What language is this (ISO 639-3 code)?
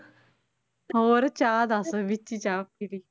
pan